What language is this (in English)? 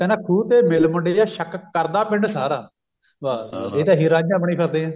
Punjabi